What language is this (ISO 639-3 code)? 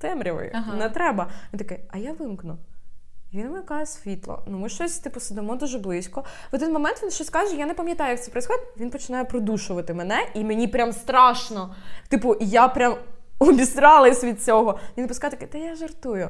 ukr